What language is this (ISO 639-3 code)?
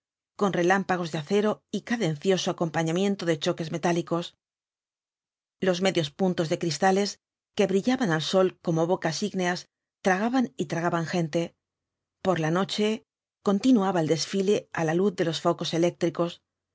spa